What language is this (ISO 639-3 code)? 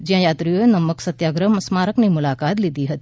guj